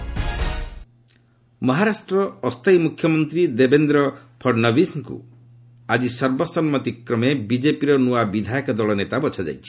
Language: Odia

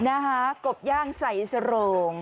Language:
Thai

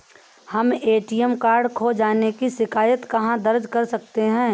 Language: Hindi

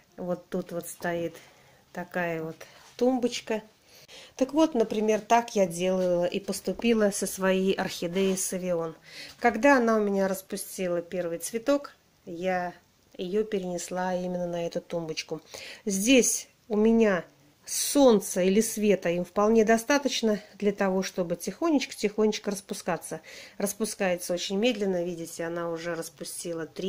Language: Russian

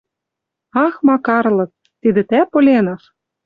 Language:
Western Mari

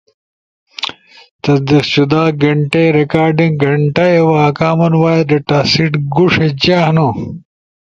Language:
Ushojo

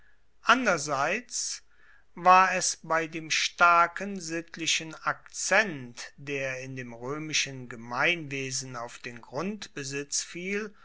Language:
German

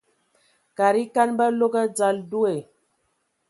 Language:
Ewondo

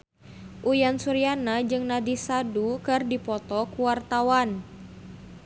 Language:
Sundanese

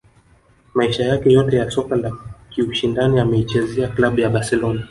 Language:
Swahili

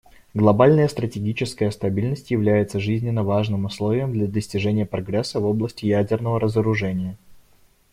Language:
Russian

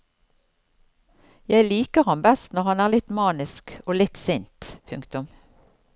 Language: Norwegian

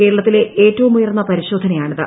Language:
Malayalam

